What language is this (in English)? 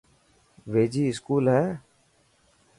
Dhatki